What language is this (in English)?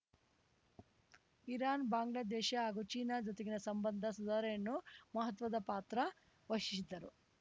Kannada